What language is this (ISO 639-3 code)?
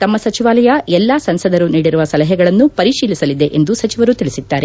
kan